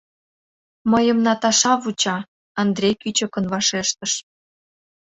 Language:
Mari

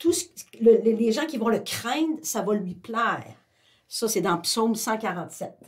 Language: French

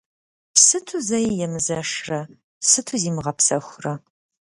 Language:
Kabardian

